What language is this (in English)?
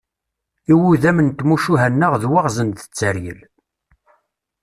Kabyle